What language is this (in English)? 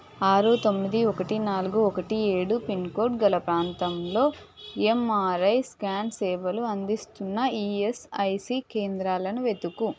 Telugu